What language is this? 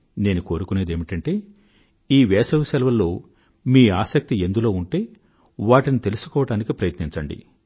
Telugu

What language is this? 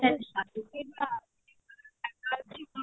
Odia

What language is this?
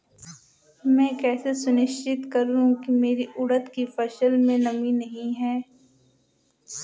Hindi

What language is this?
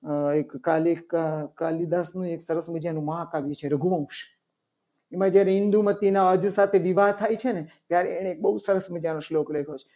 Gujarati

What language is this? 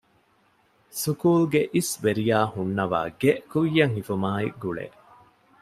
Divehi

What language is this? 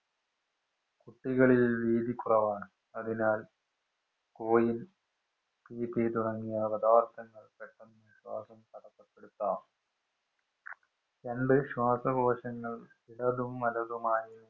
Malayalam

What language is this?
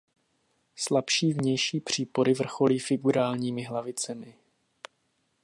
Czech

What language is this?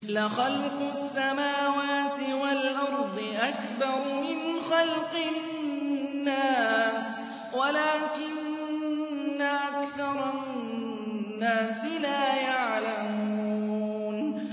Arabic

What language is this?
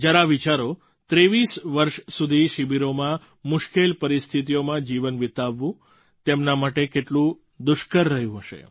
Gujarati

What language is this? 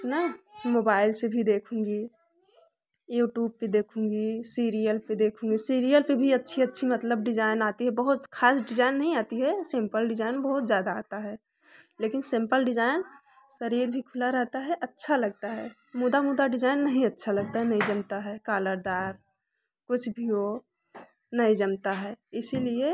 Hindi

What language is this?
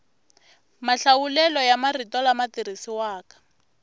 Tsonga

